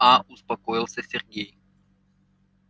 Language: Russian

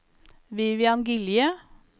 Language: Norwegian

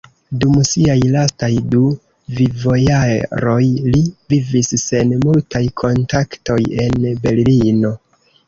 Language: Esperanto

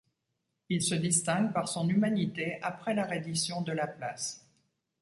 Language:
French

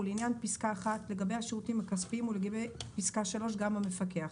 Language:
Hebrew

